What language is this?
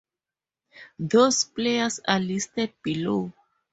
English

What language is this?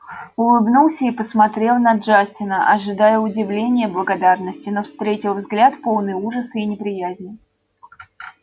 Russian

